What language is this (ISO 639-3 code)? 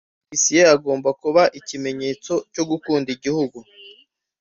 kin